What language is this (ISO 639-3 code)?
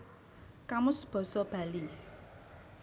jav